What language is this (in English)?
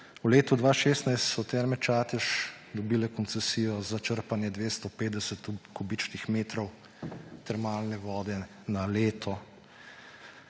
Slovenian